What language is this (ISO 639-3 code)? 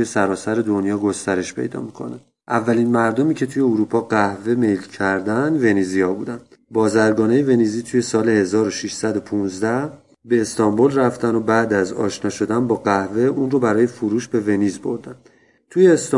fas